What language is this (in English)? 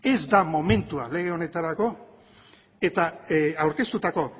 Basque